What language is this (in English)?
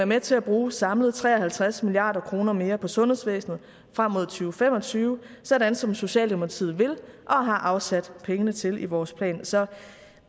Danish